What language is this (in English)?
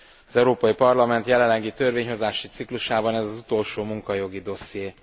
Hungarian